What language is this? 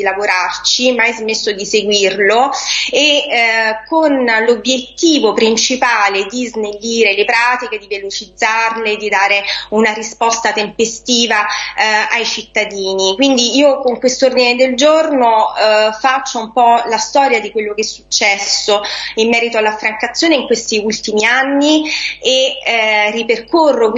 Italian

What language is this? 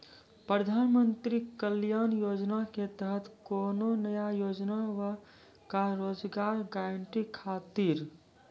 Maithili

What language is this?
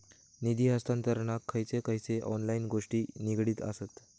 Marathi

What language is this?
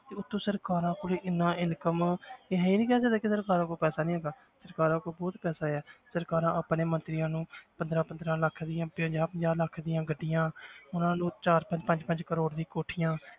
Punjabi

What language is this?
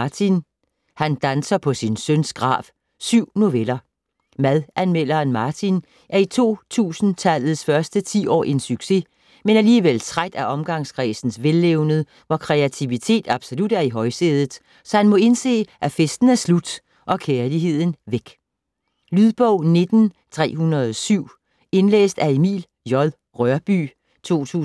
Danish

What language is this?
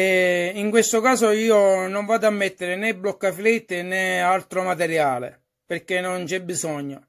Italian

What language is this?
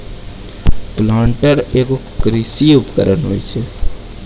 Maithili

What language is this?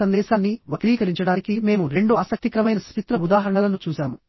Telugu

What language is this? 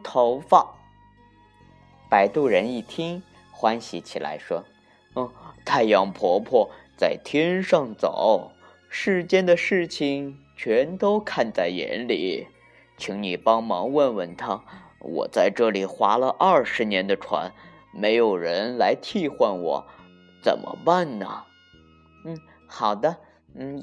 Chinese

